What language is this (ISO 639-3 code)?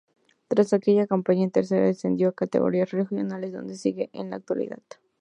spa